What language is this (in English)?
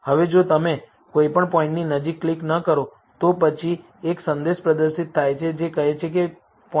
Gujarati